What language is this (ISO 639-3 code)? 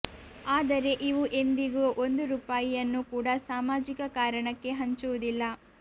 kan